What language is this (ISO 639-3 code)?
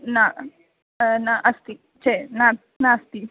san